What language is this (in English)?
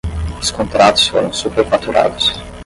Portuguese